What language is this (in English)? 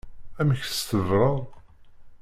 Kabyle